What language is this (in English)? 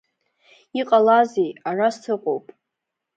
Abkhazian